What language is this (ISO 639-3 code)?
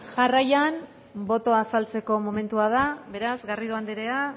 eus